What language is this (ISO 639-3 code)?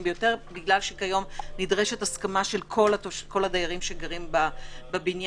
heb